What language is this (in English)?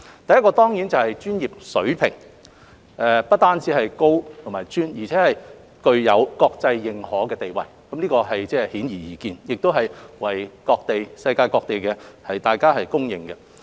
Cantonese